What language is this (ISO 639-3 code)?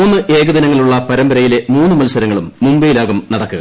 mal